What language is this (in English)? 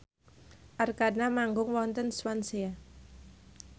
Javanese